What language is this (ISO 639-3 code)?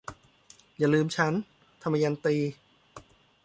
tha